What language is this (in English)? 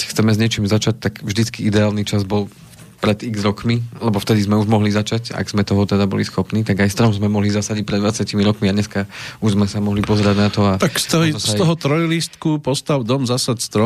Slovak